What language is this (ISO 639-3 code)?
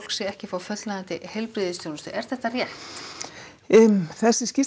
isl